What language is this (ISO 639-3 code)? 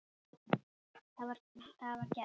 isl